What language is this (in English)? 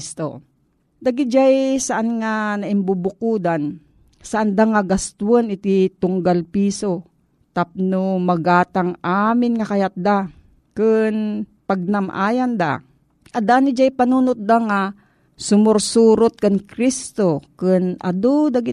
Filipino